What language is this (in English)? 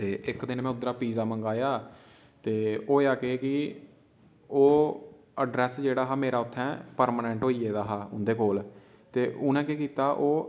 Dogri